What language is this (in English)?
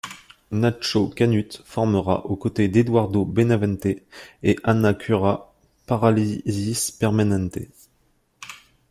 French